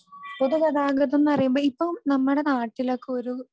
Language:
Malayalam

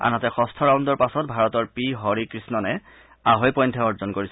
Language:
Assamese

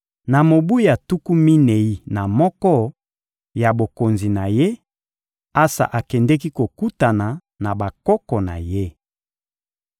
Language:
Lingala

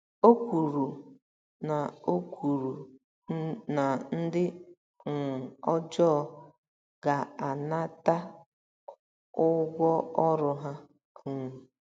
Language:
Igbo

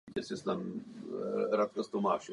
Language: Czech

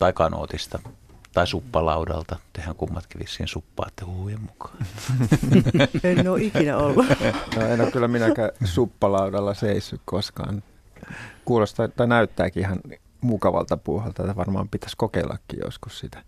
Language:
Finnish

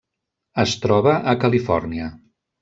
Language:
Catalan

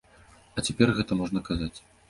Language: Belarusian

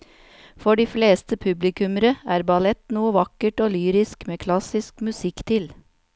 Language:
Norwegian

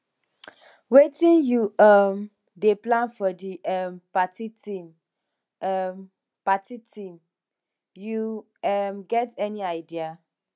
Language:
Nigerian Pidgin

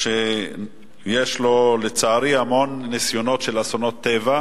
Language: Hebrew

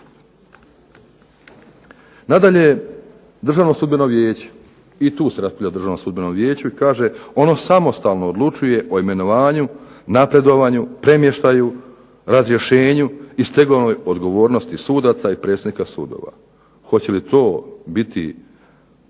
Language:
Croatian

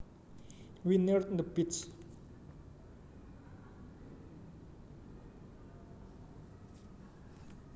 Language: Javanese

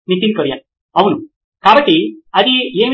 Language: Telugu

